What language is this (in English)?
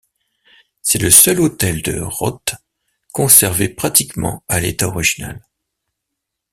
French